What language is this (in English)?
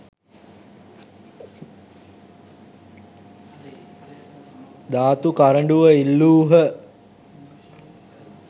Sinhala